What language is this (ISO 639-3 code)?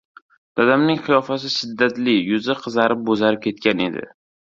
uzb